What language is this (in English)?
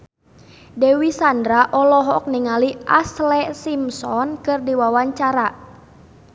Sundanese